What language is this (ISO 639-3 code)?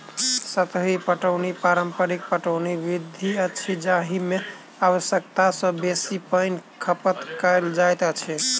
mai